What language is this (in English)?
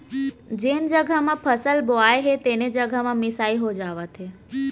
Chhattisgarhi